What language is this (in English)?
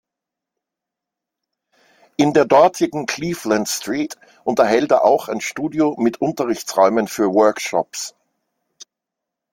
German